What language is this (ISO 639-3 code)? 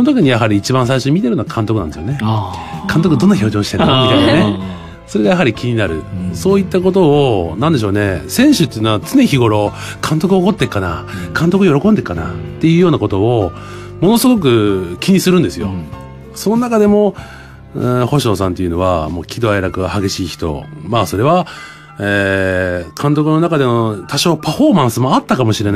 jpn